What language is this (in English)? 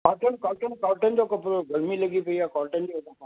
Sindhi